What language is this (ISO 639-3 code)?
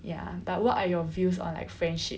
eng